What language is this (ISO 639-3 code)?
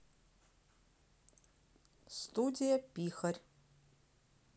rus